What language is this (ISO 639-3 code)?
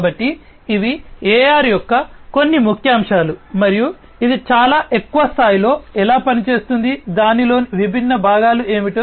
tel